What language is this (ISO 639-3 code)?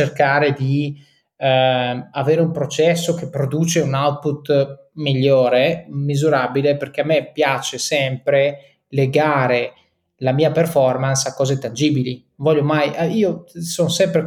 ita